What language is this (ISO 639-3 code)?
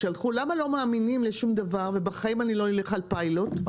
heb